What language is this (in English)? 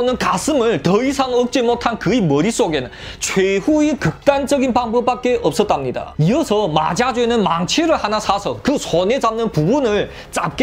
Korean